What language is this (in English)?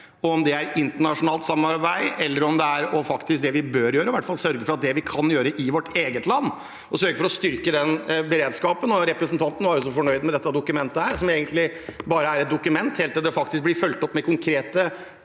Norwegian